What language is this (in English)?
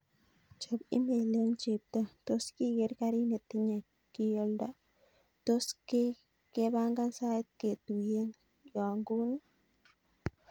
Kalenjin